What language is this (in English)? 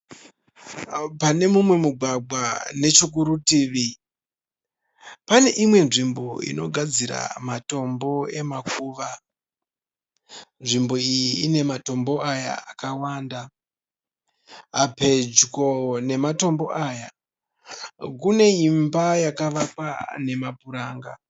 Shona